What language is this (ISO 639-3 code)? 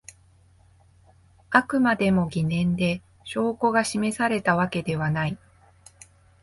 jpn